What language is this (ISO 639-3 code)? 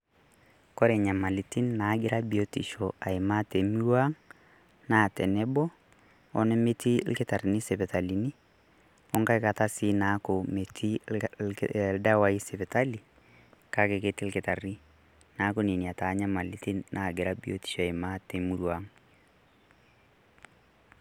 mas